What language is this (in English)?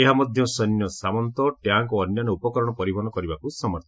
Odia